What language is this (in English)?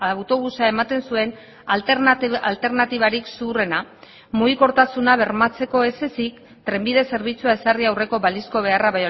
Basque